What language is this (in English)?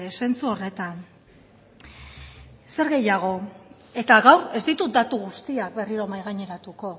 Basque